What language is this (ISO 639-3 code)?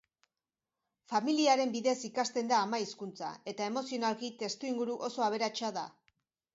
eus